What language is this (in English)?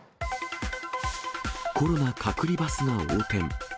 Japanese